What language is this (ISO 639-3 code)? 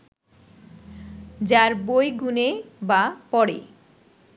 ben